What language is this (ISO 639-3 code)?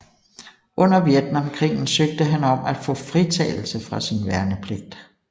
dan